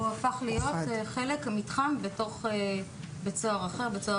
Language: Hebrew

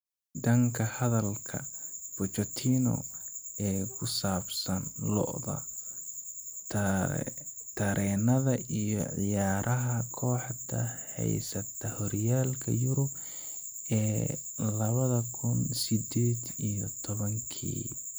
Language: Somali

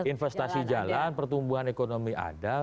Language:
Indonesian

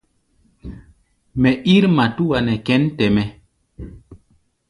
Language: Gbaya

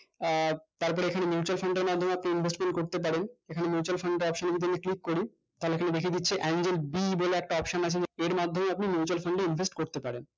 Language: Bangla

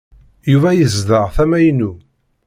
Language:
Kabyle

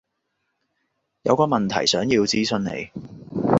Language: Cantonese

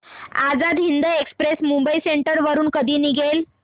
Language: Marathi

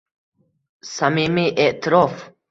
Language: Uzbek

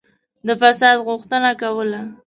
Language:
Pashto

